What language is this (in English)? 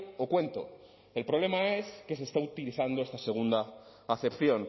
Spanish